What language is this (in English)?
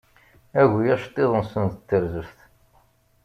Kabyle